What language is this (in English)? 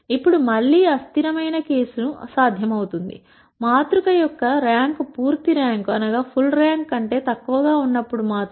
Telugu